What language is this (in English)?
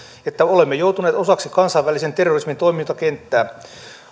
Finnish